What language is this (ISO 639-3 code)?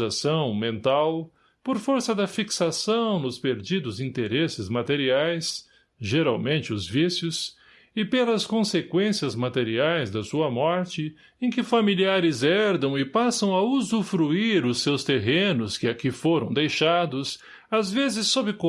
por